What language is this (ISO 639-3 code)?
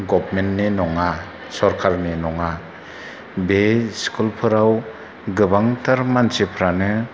brx